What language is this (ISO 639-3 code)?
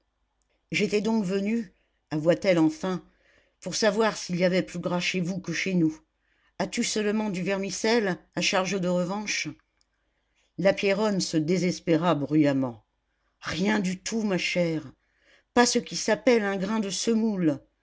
fra